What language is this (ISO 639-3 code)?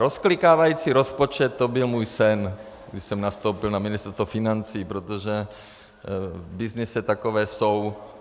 ces